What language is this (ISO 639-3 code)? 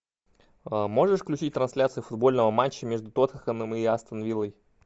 rus